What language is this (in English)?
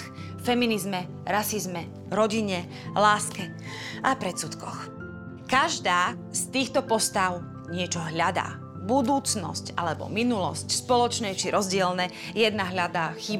Slovak